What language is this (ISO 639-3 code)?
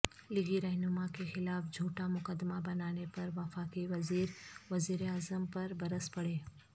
urd